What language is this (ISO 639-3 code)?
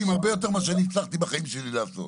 heb